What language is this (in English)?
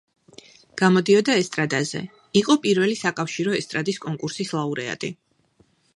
Georgian